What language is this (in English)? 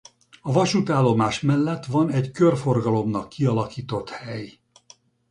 Hungarian